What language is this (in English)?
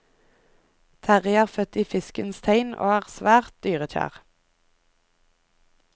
Norwegian